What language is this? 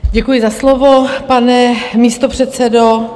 Czech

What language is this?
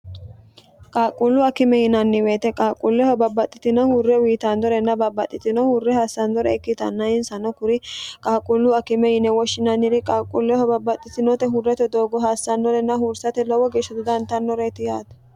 Sidamo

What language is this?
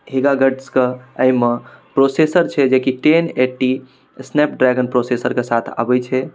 Maithili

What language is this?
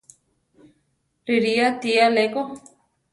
Central Tarahumara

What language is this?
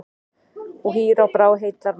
Icelandic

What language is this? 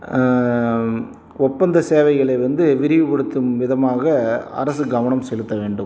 Tamil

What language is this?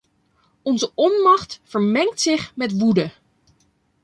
Dutch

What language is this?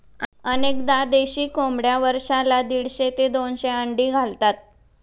Marathi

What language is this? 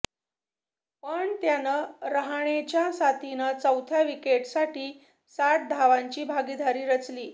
Marathi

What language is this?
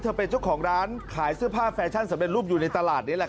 Thai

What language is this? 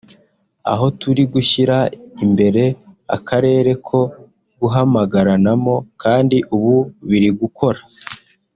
Kinyarwanda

